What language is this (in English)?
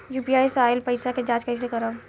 Bhojpuri